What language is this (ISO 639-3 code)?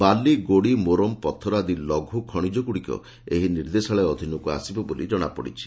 ori